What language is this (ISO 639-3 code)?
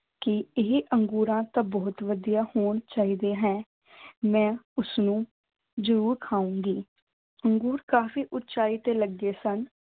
pan